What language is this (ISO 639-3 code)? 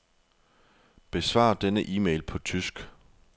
dan